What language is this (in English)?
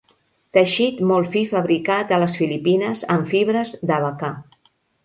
Catalan